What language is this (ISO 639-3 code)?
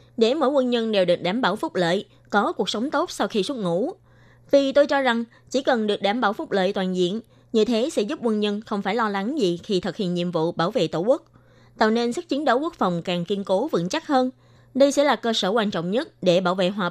vie